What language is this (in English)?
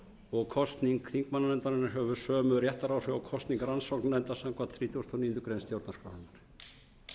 Icelandic